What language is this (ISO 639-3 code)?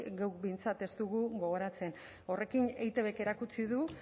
eus